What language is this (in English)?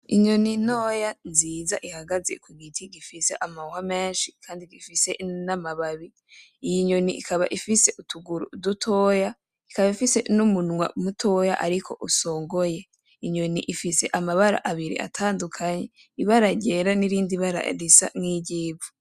Rundi